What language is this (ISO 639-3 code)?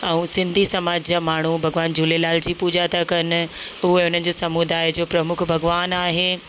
snd